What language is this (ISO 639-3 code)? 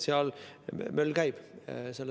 est